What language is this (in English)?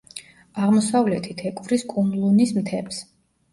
Georgian